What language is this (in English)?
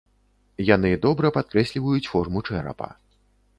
Belarusian